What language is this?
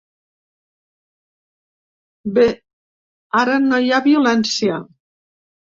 Catalan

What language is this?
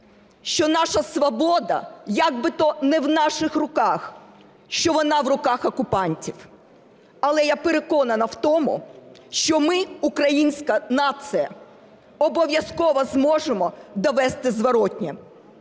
Ukrainian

